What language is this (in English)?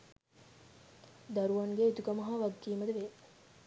Sinhala